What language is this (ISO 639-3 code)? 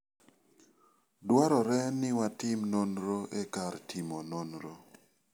luo